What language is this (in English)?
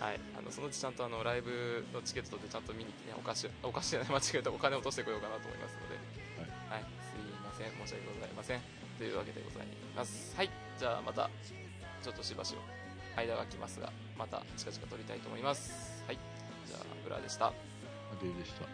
Japanese